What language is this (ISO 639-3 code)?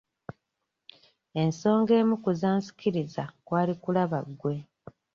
lug